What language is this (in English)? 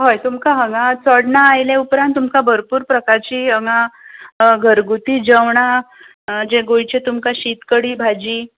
Konkani